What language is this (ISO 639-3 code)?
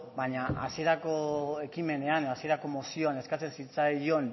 eus